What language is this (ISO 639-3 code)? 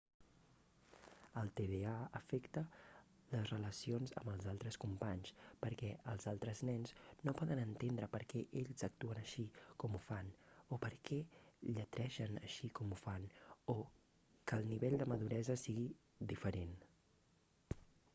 cat